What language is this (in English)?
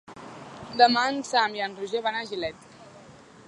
Catalan